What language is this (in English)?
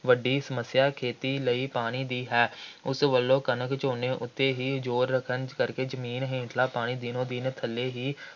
Punjabi